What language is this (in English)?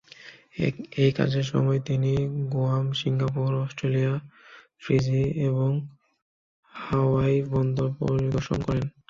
Bangla